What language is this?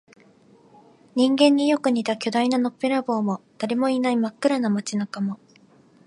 Japanese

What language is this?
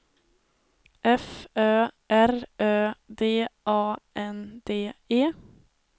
Swedish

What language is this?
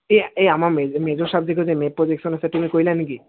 Assamese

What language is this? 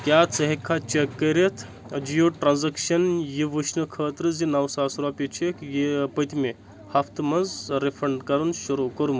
Kashmiri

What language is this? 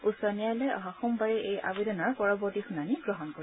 Assamese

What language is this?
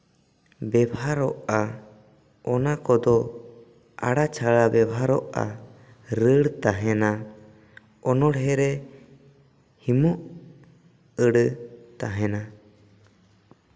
Santali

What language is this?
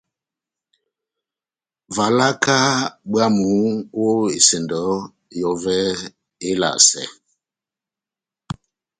Batanga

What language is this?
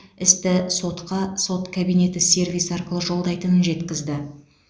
Kazakh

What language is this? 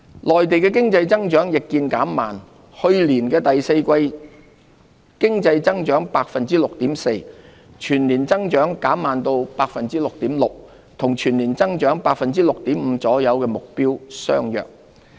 Cantonese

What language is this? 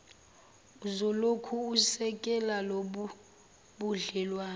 Zulu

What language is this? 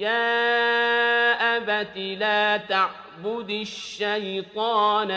Arabic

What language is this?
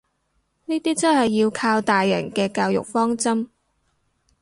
Cantonese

